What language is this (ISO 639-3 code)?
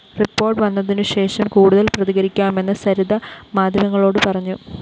mal